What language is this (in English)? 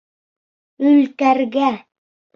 Bashkir